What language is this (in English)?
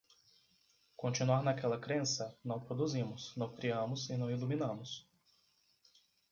Portuguese